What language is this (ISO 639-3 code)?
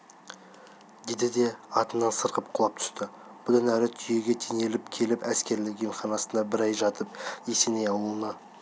kaz